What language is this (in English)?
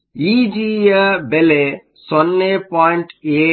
Kannada